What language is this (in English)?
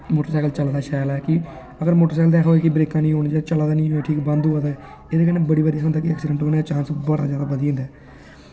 Dogri